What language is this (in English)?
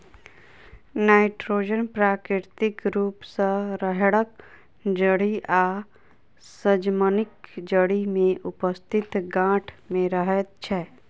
Maithili